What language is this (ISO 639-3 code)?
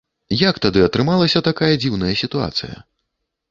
bel